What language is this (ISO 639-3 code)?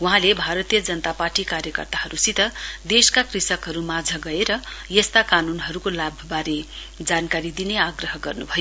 nep